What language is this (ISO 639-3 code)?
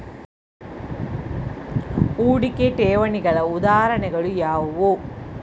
kan